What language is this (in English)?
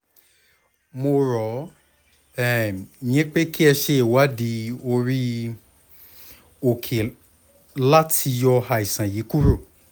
Yoruba